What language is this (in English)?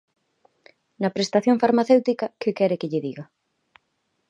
Galician